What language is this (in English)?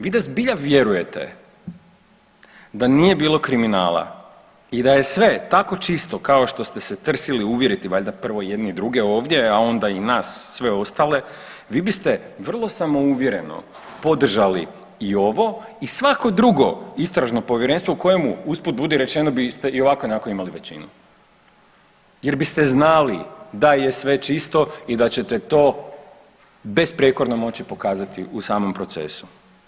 Croatian